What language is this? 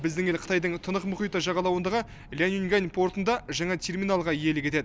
Kazakh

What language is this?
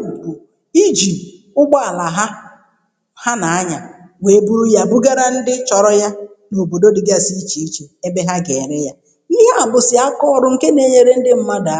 Igbo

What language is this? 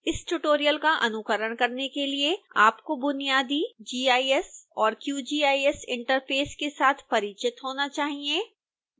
Hindi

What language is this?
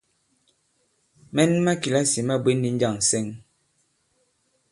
Bankon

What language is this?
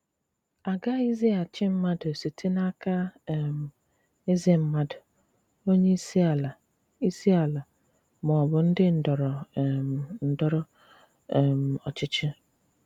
Igbo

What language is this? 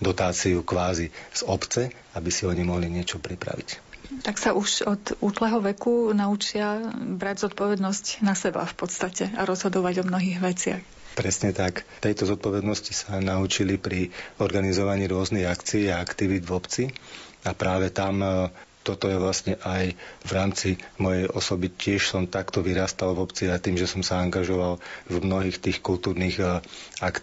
Slovak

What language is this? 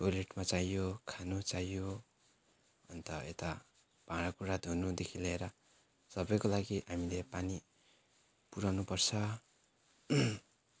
Nepali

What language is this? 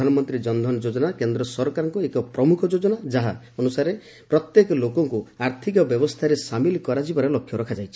Odia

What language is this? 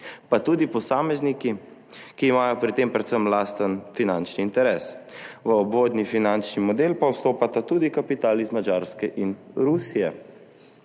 Slovenian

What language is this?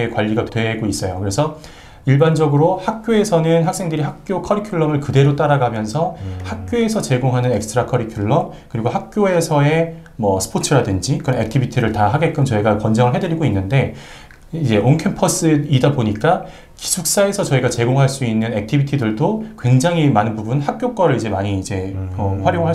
Korean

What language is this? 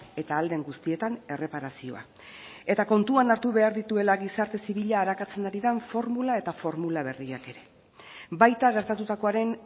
Basque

